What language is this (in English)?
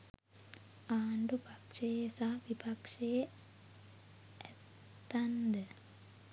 Sinhala